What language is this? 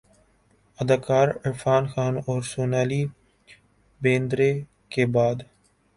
Urdu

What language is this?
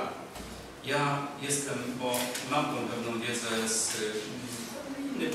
Polish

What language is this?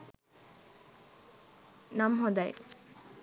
Sinhala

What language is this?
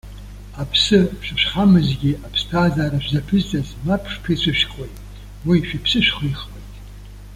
Abkhazian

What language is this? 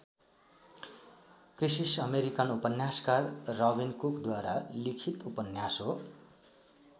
Nepali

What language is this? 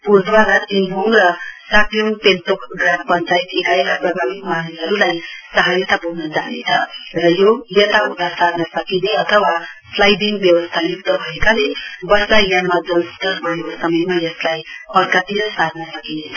Nepali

